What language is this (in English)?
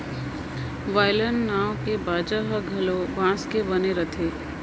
Chhattisgarhi